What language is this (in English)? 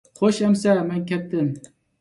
Uyghur